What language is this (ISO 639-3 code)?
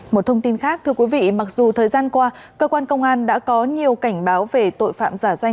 vie